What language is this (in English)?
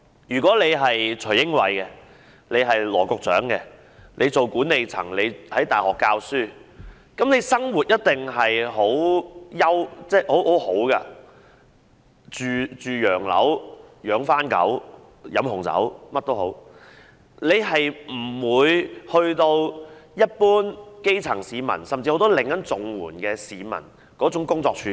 Cantonese